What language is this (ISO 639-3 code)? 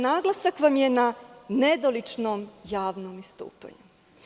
srp